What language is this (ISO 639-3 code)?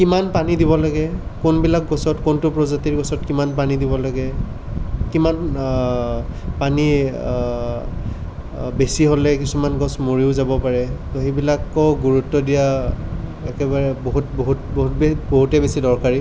asm